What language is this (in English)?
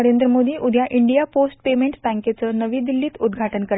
Marathi